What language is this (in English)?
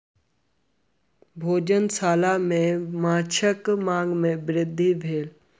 Maithili